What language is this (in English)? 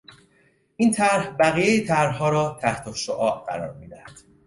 Persian